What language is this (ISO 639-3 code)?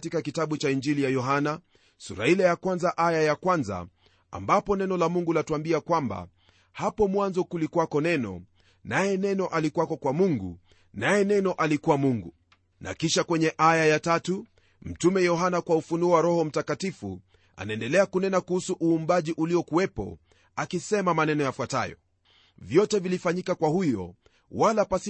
swa